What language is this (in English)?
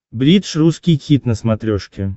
Russian